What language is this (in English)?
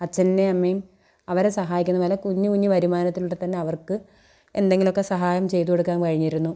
Malayalam